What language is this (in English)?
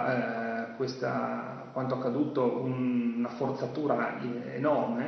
Italian